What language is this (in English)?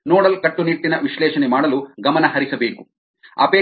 Kannada